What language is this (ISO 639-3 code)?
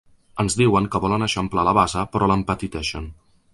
cat